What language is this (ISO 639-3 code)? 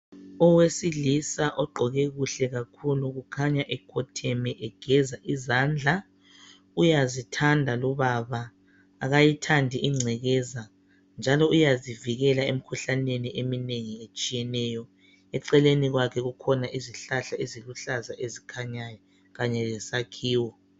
nde